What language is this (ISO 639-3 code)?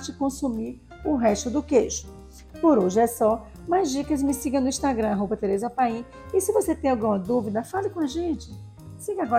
por